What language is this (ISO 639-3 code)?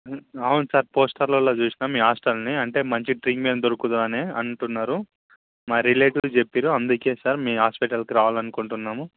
tel